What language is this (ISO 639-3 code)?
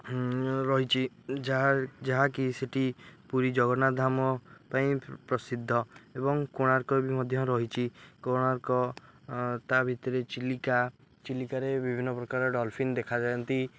ori